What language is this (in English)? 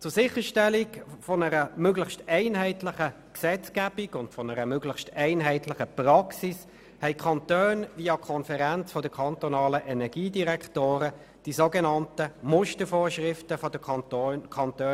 Swiss German